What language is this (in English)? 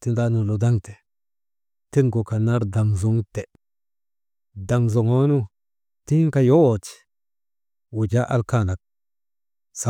Maba